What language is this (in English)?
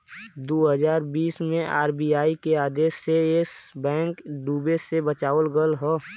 Bhojpuri